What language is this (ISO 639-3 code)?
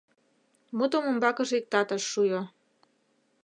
chm